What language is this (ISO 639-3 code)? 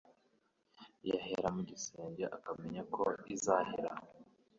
kin